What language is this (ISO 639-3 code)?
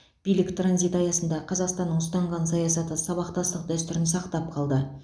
kaz